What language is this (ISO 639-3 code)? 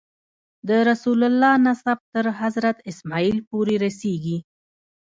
pus